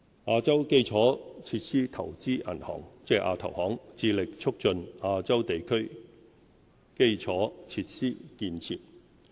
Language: Cantonese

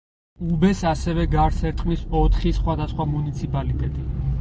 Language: Georgian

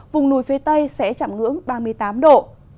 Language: Vietnamese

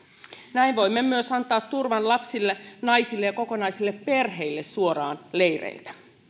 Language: Finnish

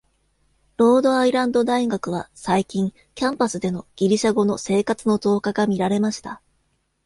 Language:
Japanese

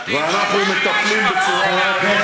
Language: Hebrew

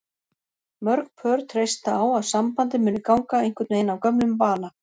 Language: Icelandic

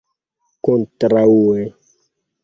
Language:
Esperanto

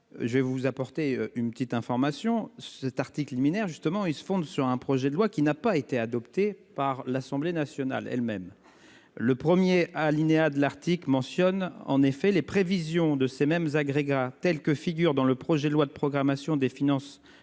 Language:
French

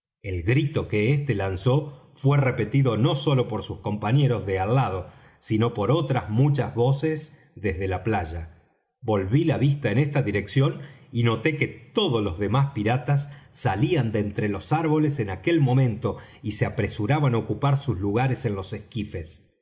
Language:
Spanish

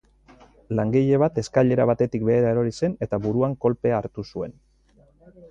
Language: Basque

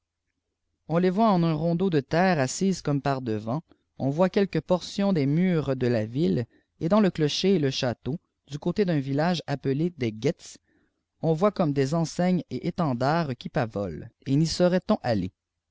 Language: French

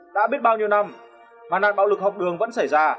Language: Vietnamese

